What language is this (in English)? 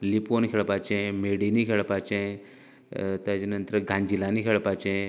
Konkani